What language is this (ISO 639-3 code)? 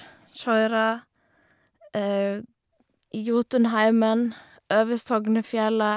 nor